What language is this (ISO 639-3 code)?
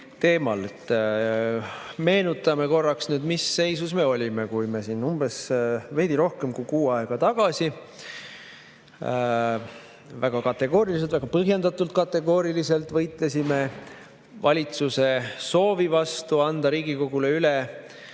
est